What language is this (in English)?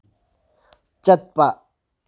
Manipuri